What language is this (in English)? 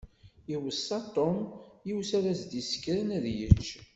Kabyle